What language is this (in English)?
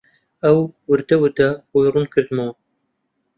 Central Kurdish